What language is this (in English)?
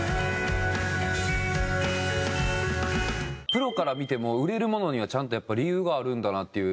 Japanese